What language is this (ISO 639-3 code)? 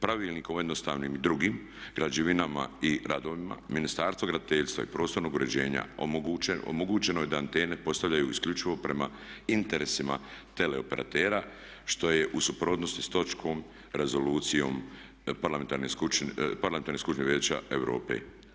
hrv